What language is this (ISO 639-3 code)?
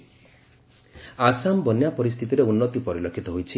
ori